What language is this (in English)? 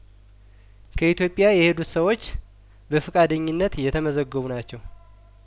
Amharic